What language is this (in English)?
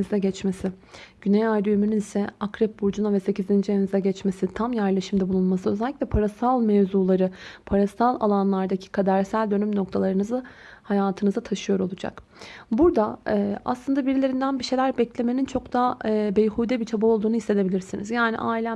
Turkish